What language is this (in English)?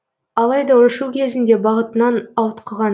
Kazakh